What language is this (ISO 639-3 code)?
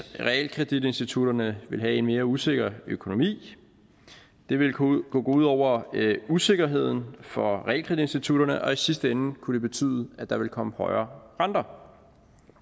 dan